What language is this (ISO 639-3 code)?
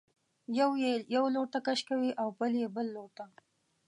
pus